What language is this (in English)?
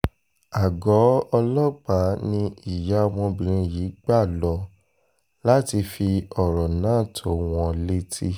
Yoruba